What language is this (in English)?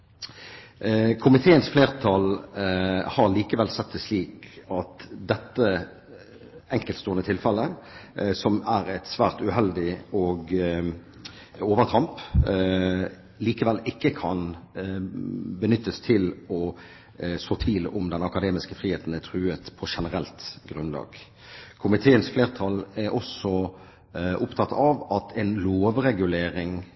Norwegian Bokmål